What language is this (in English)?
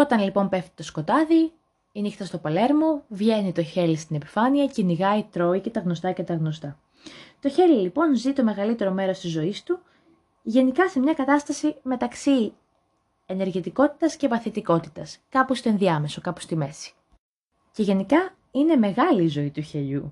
Greek